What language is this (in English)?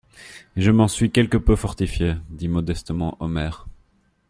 French